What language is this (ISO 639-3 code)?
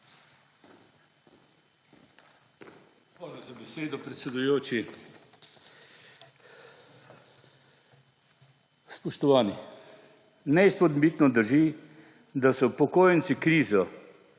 slv